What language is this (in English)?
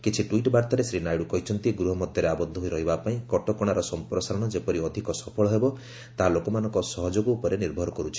Odia